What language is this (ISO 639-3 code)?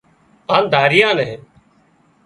kxp